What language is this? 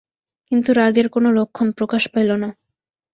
Bangla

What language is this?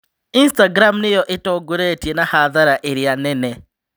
Kikuyu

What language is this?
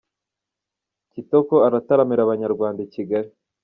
Kinyarwanda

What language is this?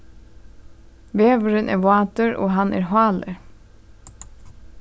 Faroese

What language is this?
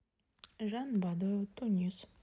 Russian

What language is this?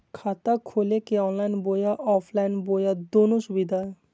Magahi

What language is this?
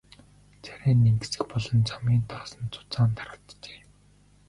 Mongolian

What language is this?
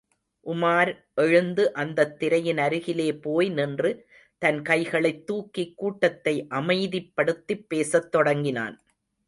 Tamil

